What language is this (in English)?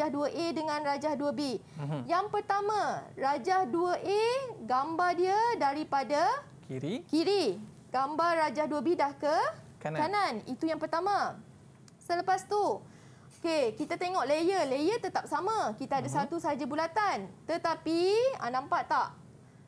Malay